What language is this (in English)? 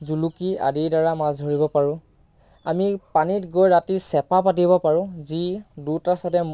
Assamese